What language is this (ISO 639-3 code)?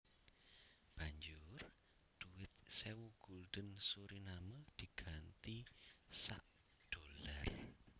jav